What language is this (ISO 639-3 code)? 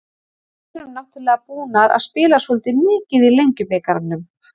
isl